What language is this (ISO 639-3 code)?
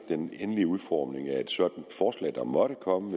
dan